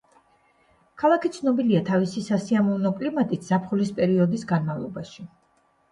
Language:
Georgian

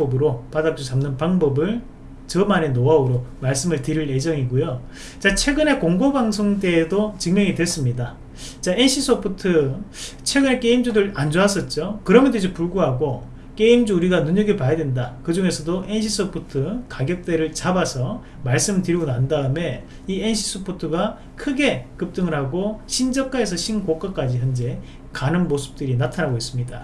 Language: Korean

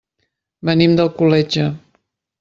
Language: Catalan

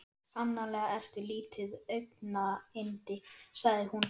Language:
Icelandic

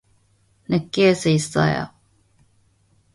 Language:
Korean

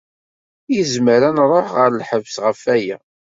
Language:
Kabyle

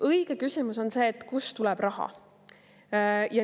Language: Estonian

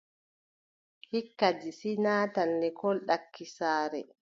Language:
Adamawa Fulfulde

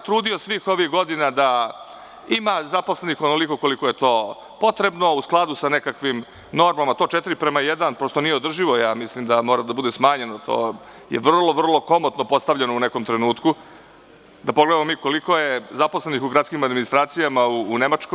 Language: Serbian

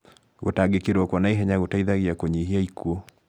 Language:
Kikuyu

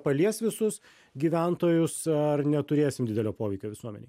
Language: Lithuanian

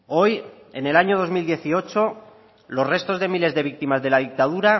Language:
Spanish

